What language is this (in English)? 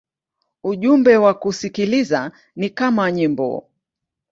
Swahili